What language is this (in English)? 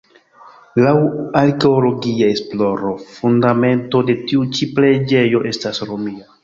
Esperanto